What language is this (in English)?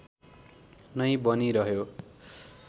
Nepali